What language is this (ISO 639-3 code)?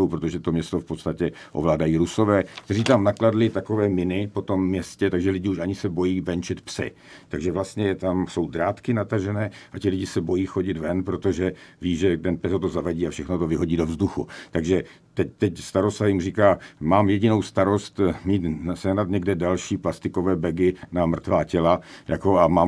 ces